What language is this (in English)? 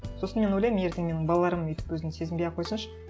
Kazakh